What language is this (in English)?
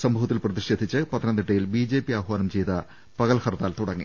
Malayalam